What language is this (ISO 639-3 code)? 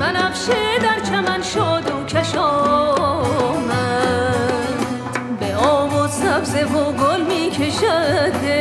fas